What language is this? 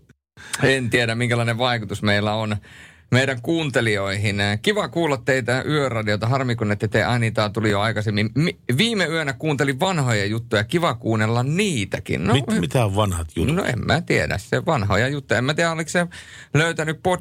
Finnish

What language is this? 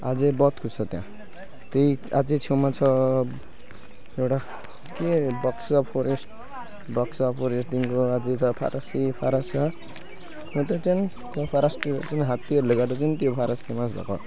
Nepali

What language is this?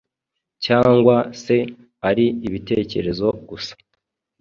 Kinyarwanda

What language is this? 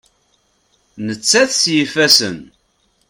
Kabyle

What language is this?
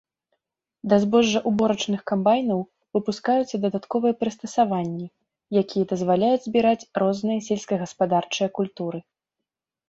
Belarusian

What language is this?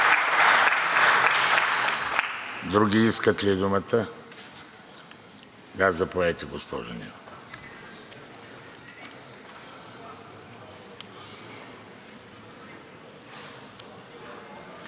Bulgarian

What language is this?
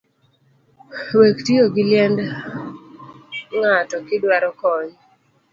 Luo (Kenya and Tanzania)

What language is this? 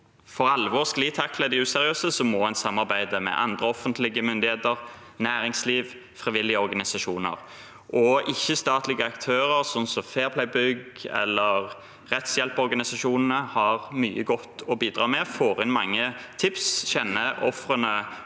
Norwegian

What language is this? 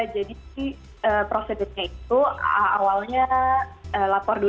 Indonesian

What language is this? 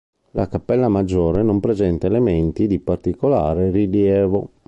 Italian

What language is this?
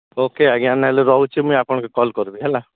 Odia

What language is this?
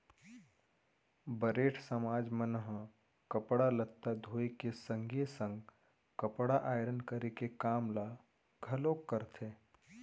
Chhattisgarhi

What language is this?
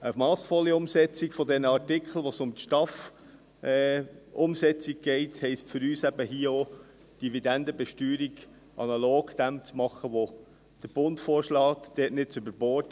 Swiss German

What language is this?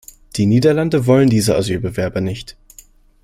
German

